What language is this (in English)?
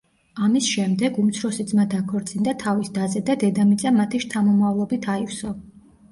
Georgian